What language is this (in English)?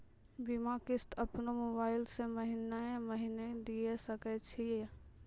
Maithili